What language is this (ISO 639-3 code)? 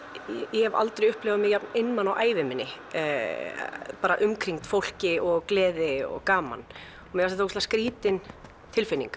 isl